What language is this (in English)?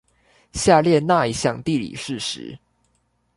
Chinese